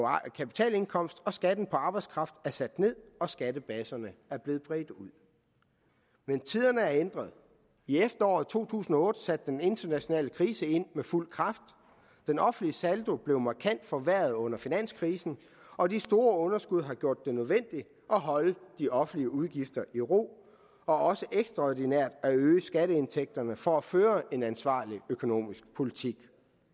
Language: Danish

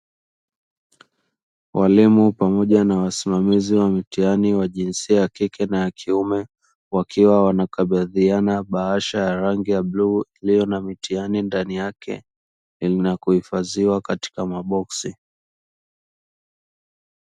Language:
Swahili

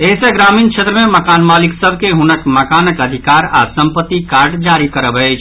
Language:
Maithili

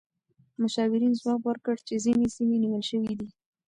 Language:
Pashto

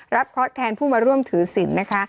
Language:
Thai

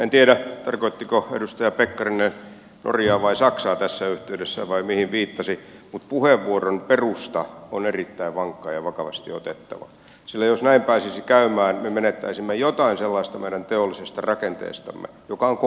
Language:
Finnish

